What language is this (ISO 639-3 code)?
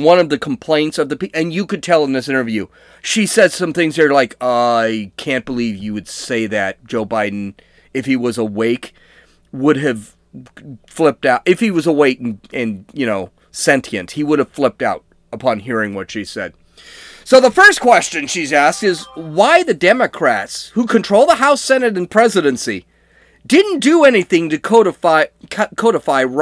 eng